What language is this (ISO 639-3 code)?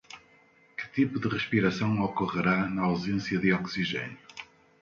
por